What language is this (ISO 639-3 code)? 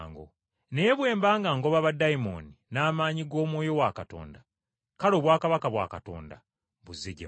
lug